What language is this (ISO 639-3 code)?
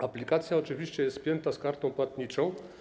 pol